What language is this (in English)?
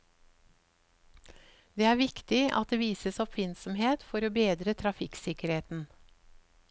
Norwegian